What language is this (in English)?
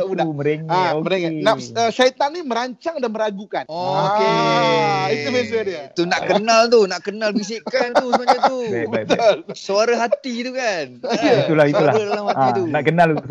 Malay